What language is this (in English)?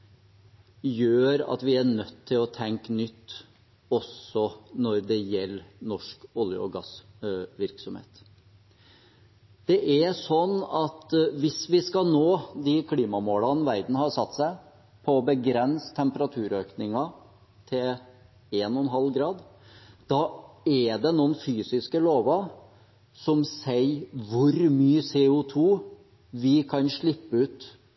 Norwegian Bokmål